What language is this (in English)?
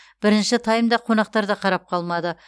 Kazakh